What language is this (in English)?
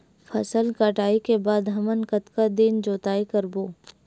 Chhattisgarhi